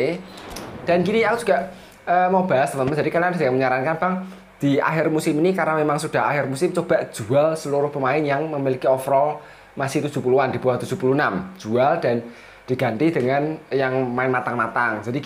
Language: Indonesian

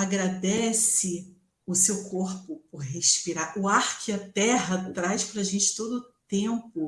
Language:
Portuguese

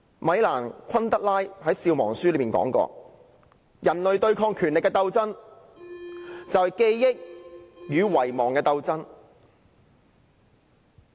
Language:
Cantonese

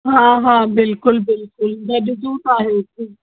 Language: Sindhi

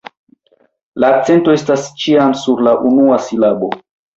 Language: Esperanto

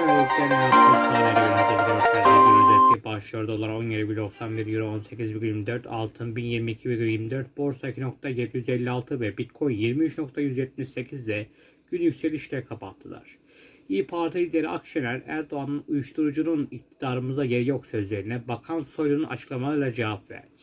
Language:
Turkish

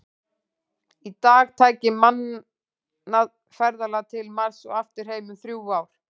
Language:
Icelandic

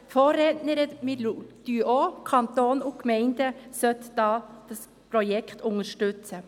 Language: Swiss German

